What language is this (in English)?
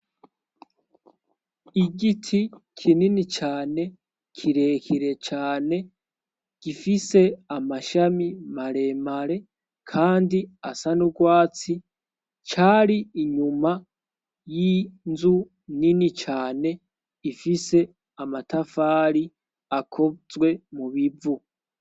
Rundi